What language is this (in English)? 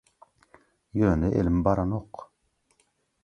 Turkmen